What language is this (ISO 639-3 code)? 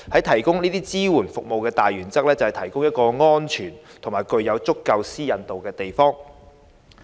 yue